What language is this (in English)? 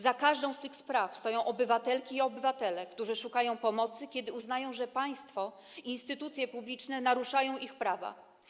Polish